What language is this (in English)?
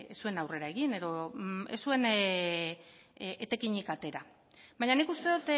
Basque